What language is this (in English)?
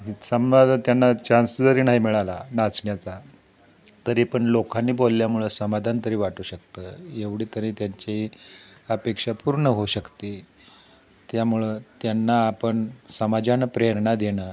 Marathi